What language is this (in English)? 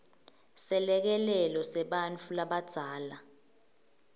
Swati